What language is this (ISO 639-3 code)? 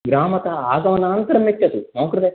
san